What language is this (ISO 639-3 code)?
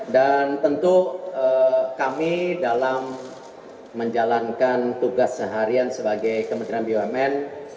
ind